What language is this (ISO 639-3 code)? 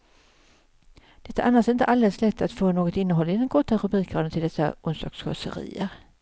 swe